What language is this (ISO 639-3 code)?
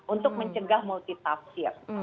ind